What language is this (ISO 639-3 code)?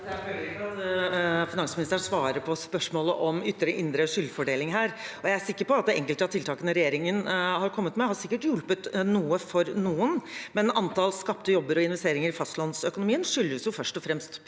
nor